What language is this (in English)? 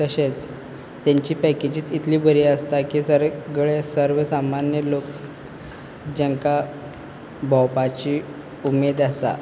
Konkani